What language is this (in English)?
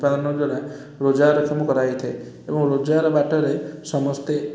Odia